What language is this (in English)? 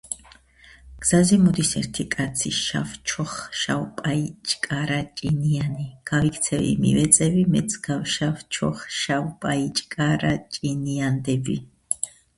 Georgian